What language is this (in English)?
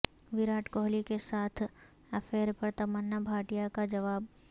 Urdu